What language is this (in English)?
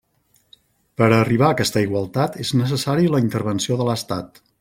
Catalan